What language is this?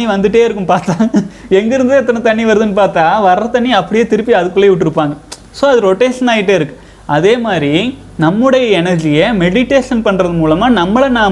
Tamil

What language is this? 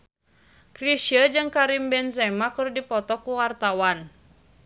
Sundanese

